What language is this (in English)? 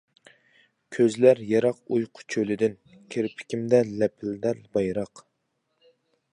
Uyghur